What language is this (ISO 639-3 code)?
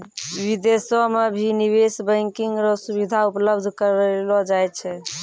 mai